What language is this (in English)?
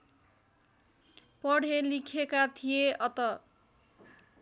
Nepali